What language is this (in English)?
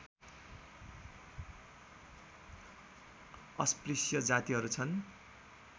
Nepali